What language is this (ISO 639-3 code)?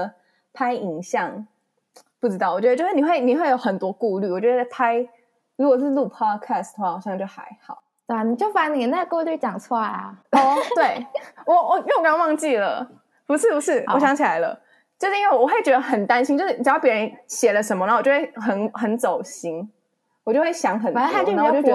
zho